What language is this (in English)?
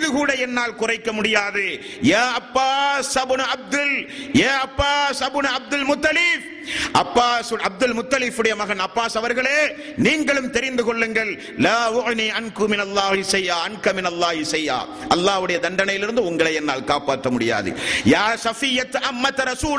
Tamil